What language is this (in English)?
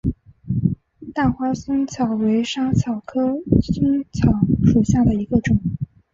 Chinese